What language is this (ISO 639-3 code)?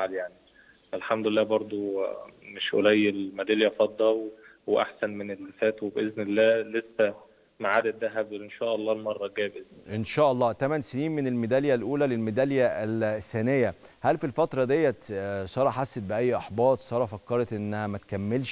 ara